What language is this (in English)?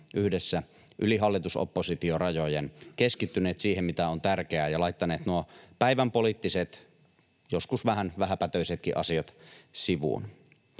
Finnish